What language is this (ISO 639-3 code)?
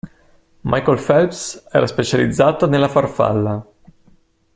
ita